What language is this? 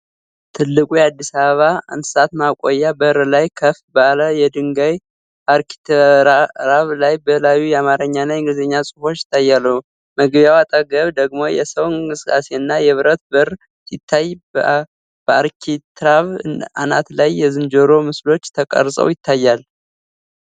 Amharic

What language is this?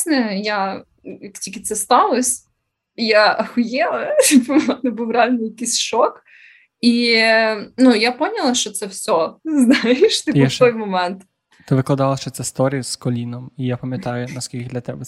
Ukrainian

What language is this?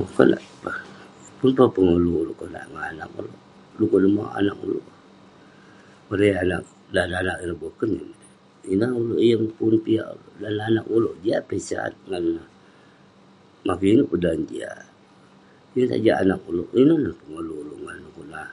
Western Penan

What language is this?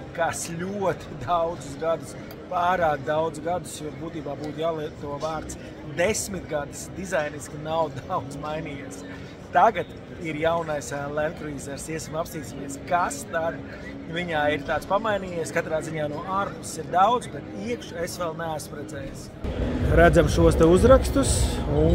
Latvian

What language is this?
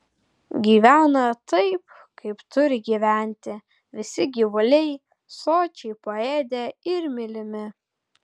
Lithuanian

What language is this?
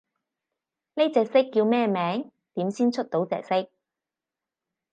Cantonese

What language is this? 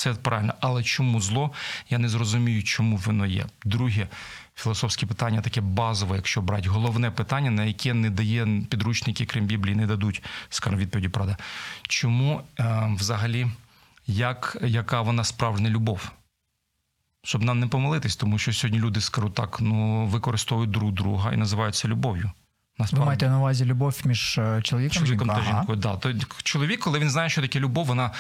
Ukrainian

